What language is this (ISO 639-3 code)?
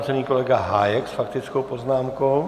ces